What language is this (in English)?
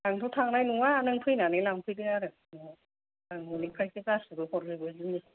Bodo